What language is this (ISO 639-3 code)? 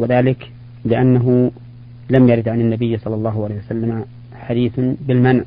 ara